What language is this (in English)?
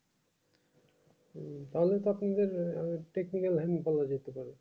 Bangla